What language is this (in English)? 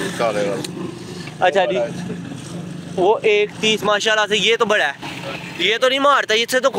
Hindi